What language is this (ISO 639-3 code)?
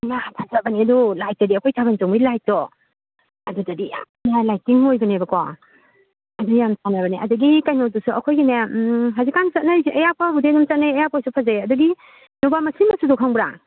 mni